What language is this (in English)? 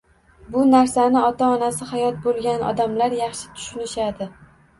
Uzbek